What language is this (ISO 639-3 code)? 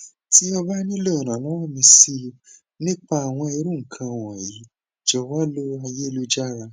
yor